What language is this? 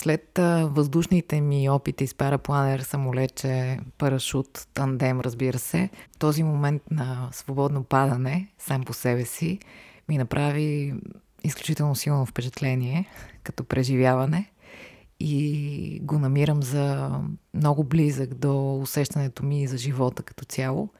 Bulgarian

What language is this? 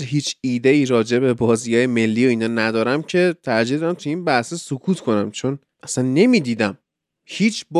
Persian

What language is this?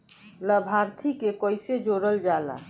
Bhojpuri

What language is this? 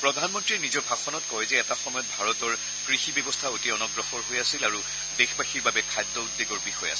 Assamese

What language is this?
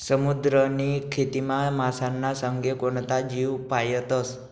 Marathi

